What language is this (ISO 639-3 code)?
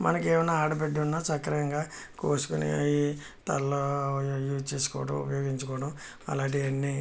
tel